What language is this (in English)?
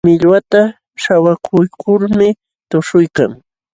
Jauja Wanca Quechua